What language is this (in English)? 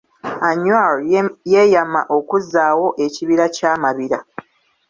Ganda